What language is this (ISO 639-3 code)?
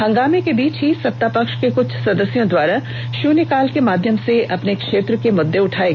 hin